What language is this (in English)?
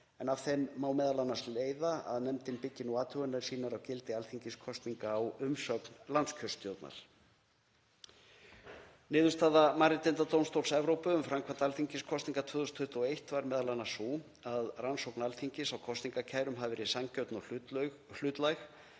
Icelandic